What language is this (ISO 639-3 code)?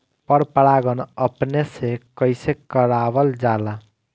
bho